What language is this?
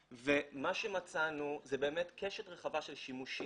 Hebrew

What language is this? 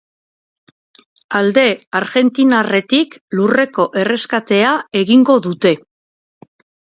Basque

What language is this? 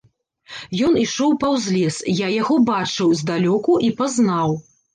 Belarusian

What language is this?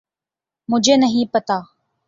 Urdu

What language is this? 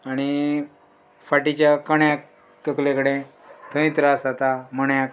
Konkani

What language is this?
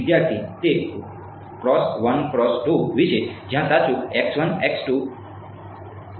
Gujarati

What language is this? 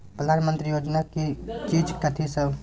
Maithili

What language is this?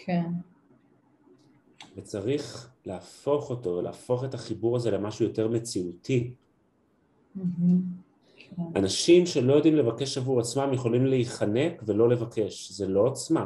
Hebrew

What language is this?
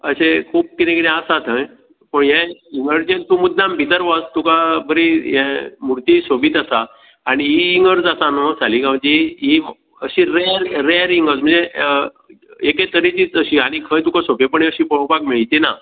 Konkani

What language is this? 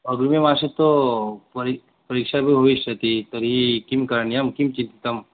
Sanskrit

